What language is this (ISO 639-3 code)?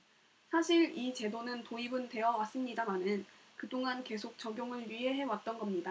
kor